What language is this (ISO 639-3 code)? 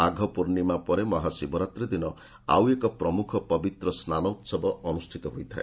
ori